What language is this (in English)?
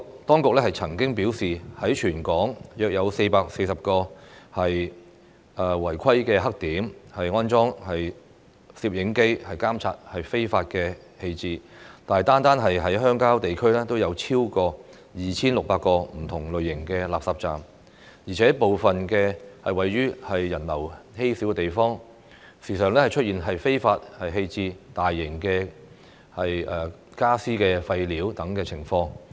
Cantonese